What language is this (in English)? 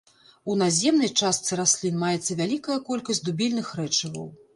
Belarusian